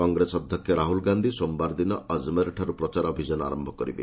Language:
Odia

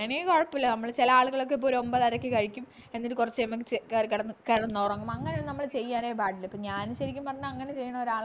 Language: Malayalam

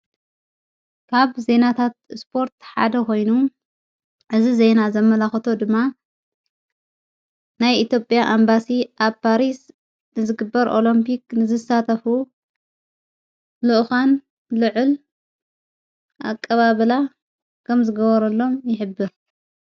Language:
Tigrinya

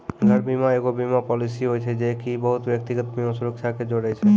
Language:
Maithili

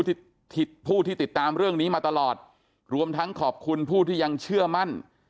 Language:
Thai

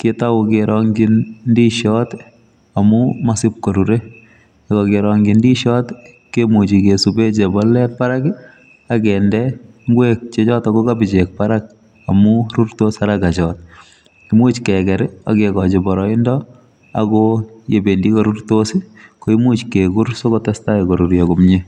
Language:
Kalenjin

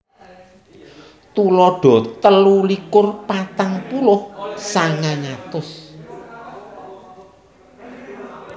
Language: Javanese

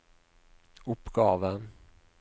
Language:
Norwegian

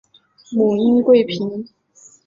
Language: Chinese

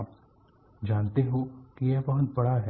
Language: Hindi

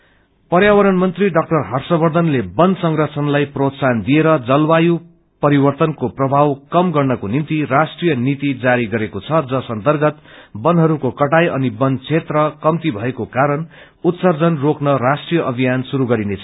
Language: Nepali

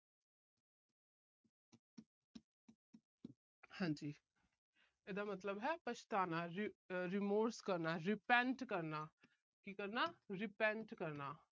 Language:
Punjabi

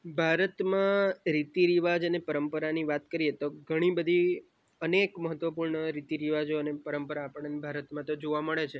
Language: Gujarati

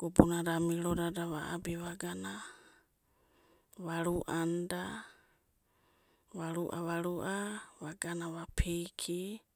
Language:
Abadi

